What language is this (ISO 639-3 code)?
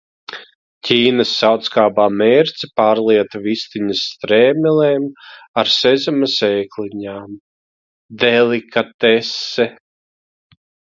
lav